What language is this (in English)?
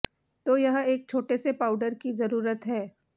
Hindi